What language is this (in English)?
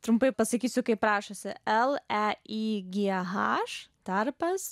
Lithuanian